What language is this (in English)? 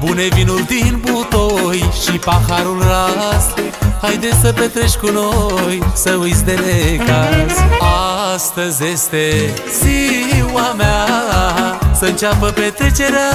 Romanian